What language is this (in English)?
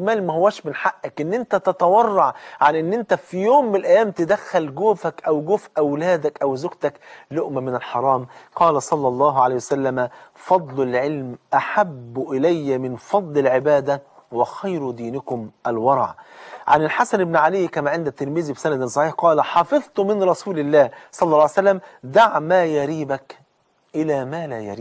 Arabic